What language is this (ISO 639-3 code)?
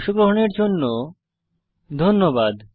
ben